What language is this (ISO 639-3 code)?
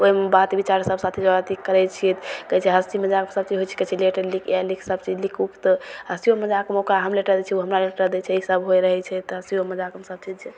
mai